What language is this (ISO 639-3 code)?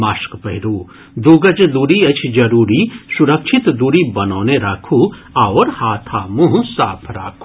mai